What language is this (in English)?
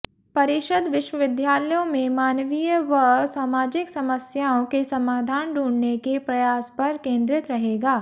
Hindi